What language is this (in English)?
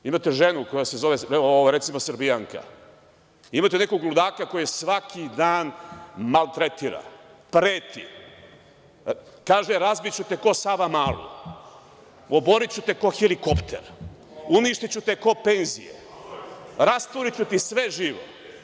Serbian